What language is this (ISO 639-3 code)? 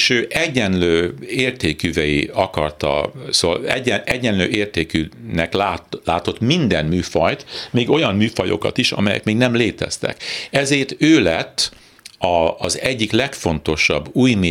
hun